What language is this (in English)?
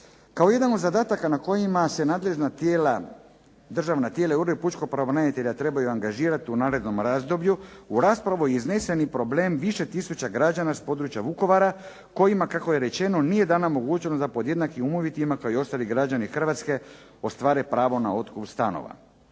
Croatian